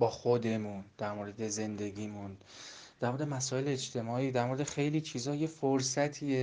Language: Persian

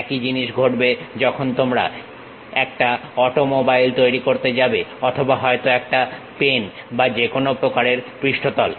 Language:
Bangla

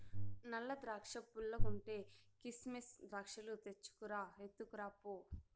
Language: Telugu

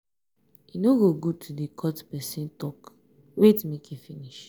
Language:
Nigerian Pidgin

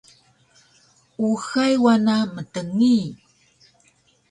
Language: Taroko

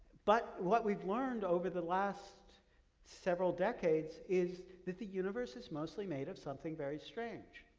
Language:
English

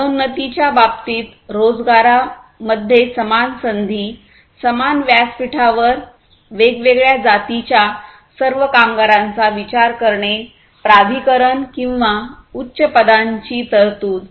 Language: Marathi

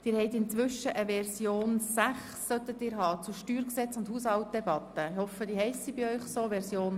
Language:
Swiss German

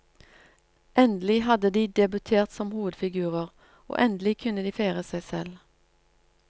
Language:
Norwegian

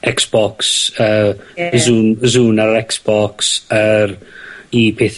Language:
Welsh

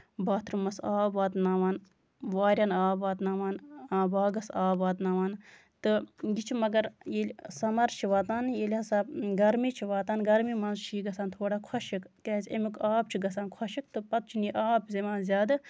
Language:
Kashmiri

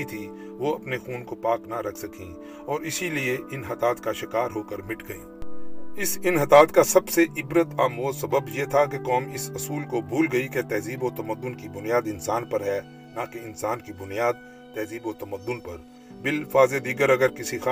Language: Urdu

